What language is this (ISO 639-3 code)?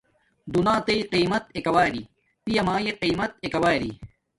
dmk